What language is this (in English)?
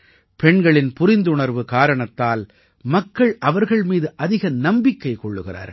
Tamil